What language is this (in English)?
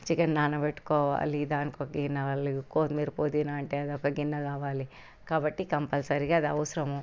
Telugu